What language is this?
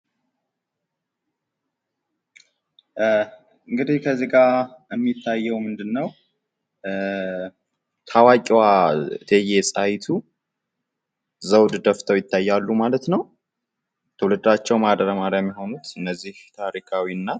Amharic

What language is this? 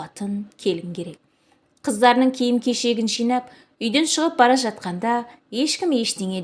Turkish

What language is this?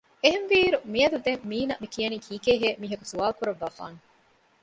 Divehi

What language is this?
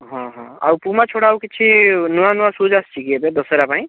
Odia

